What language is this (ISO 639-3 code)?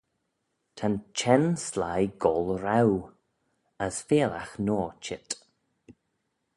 glv